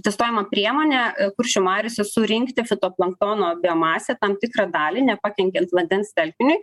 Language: Lithuanian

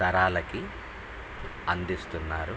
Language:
Telugu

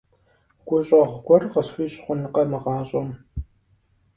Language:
Kabardian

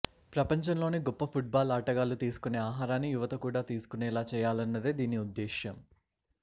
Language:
Telugu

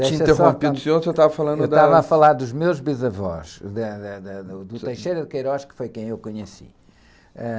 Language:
Portuguese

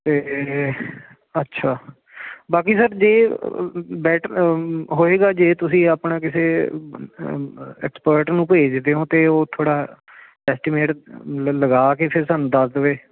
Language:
Punjabi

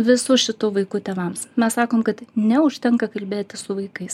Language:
Lithuanian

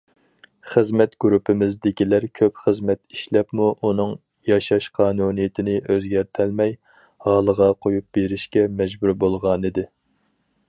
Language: Uyghur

